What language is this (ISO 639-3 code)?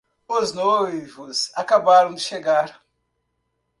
por